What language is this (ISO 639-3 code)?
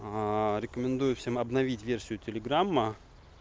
rus